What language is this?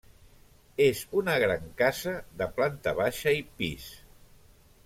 Catalan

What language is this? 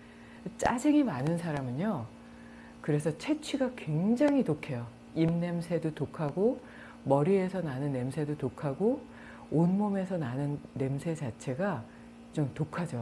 Korean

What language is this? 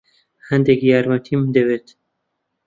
Central Kurdish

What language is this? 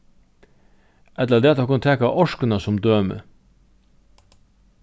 Faroese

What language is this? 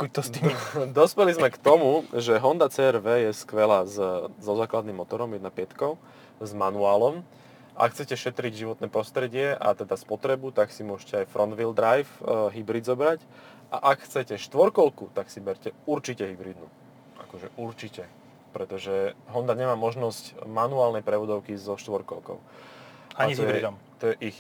Slovak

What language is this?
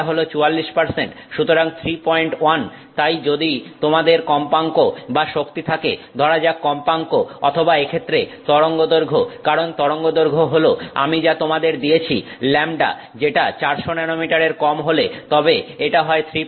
Bangla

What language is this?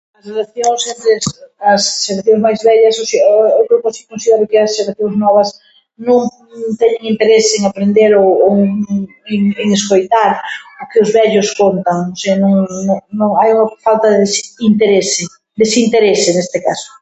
Galician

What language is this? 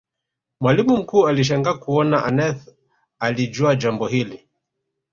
Swahili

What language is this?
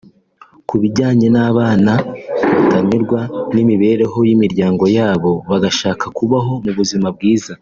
Kinyarwanda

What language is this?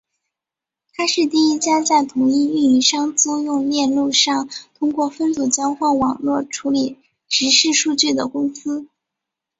Chinese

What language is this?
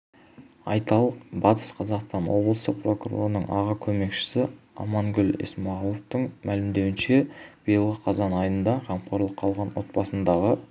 Kazakh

